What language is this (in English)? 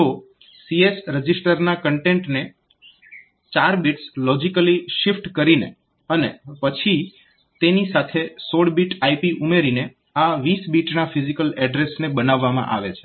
Gujarati